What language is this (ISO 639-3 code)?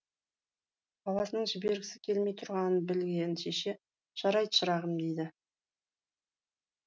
kaz